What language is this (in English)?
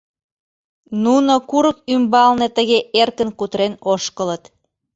Mari